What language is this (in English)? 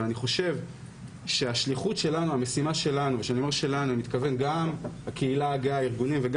Hebrew